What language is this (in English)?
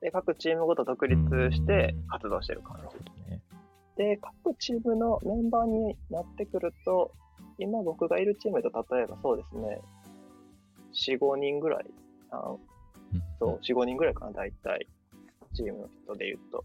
Japanese